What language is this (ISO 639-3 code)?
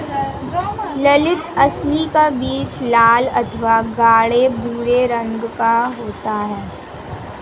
hin